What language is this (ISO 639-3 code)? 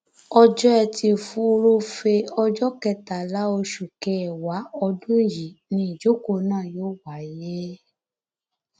yor